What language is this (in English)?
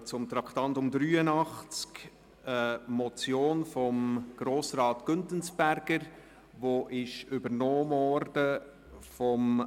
Swiss German